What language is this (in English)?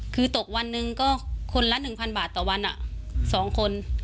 Thai